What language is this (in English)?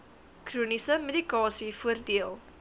Afrikaans